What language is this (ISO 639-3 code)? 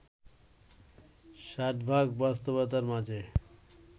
ben